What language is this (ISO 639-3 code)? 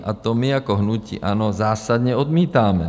ces